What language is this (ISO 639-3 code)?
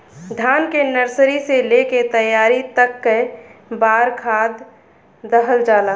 bho